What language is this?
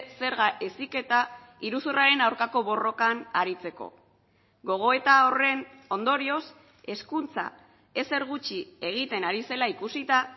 Basque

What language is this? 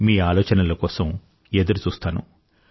Telugu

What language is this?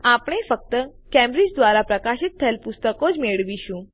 Gujarati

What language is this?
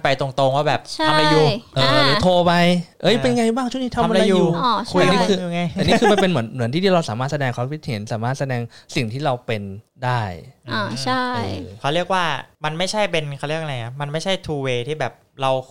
Thai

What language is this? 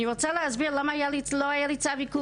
Hebrew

